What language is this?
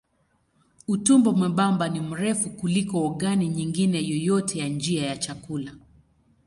Swahili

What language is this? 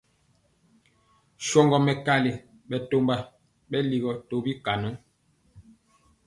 Mpiemo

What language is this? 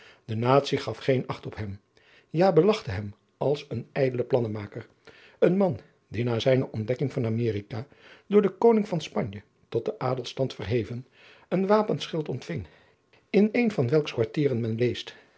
Dutch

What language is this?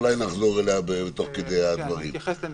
Hebrew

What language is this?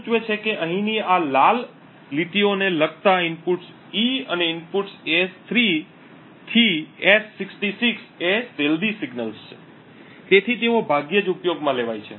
Gujarati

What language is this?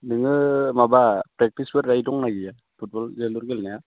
Bodo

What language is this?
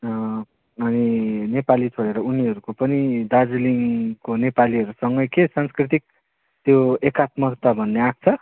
Nepali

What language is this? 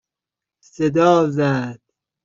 Persian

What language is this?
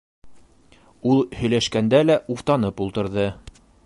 Bashkir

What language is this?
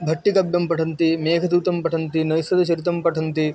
Sanskrit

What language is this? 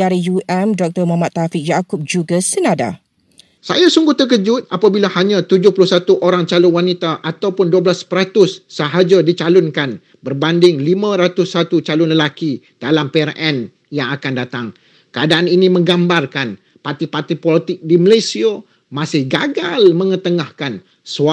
Malay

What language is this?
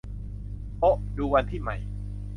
Thai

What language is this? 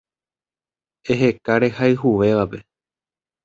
Guarani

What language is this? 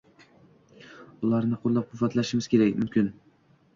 Uzbek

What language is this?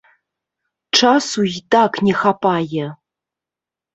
Belarusian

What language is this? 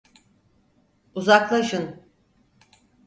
Turkish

